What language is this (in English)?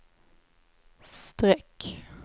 Swedish